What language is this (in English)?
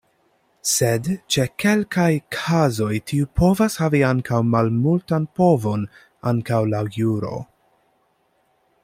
Esperanto